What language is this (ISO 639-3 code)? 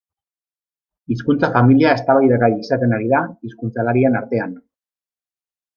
eus